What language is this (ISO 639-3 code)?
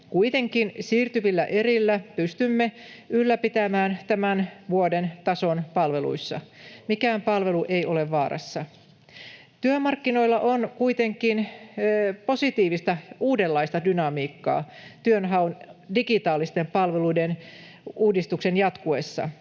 fin